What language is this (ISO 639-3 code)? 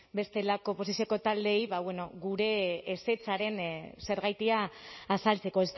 eus